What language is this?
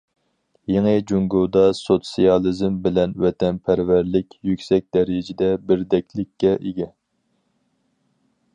Uyghur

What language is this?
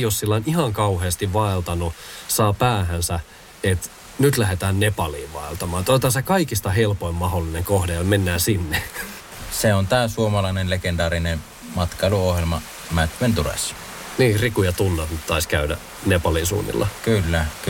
Finnish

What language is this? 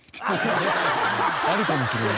Japanese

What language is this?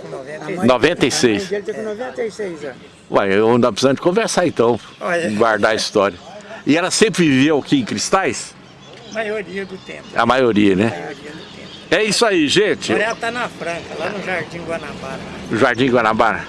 Portuguese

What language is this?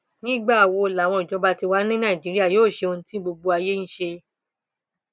Yoruba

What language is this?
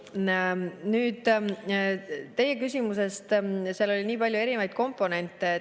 Estonian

